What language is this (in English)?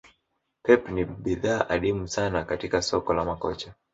Swahili